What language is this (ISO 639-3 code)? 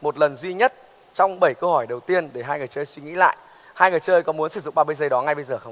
vie